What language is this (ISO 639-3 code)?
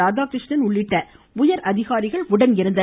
tam